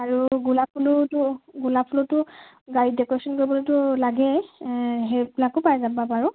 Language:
Assamese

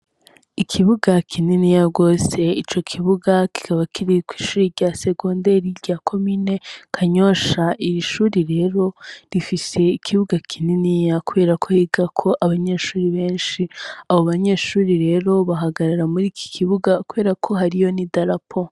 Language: Rundi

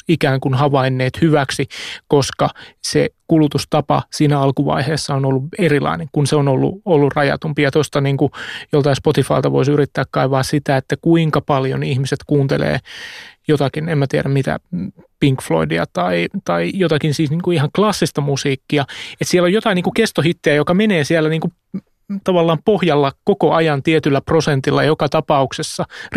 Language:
Finnish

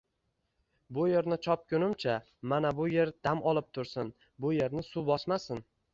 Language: Uzbek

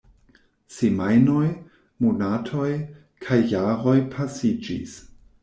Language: Esperanto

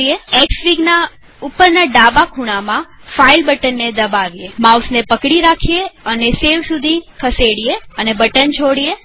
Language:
Gujarati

